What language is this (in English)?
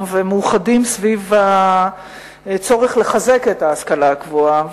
Hebrew